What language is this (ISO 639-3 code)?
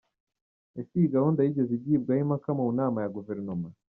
kin